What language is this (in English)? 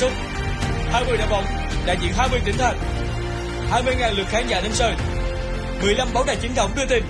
Vietnamese